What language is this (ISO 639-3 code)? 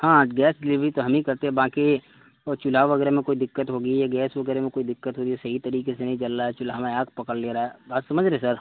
urd